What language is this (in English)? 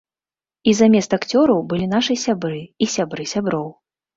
Belarusian